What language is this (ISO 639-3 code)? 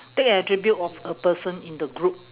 eng